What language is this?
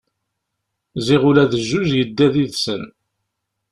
Kabyle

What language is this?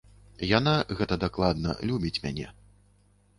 Belarusian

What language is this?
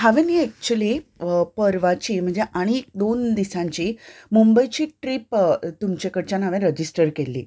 Konkani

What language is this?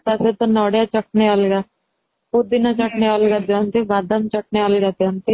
Odia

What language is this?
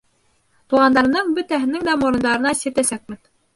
Bashkir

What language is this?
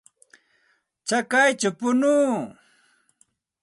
Santa Ana de Tusi Pasco Quechua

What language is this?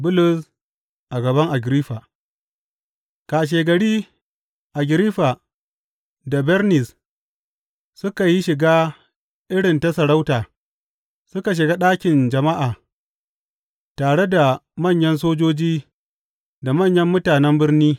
Hausa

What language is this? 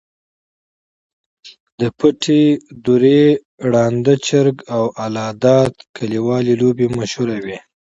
Pashto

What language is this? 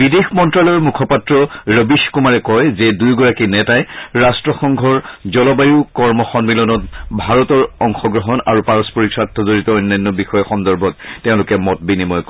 Assamese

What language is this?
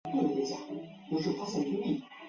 Chinese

